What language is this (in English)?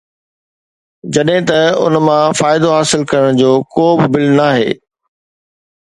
Sindhi